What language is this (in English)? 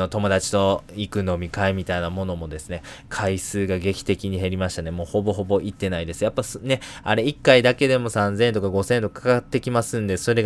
Japanese